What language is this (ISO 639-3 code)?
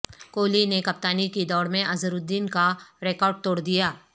urd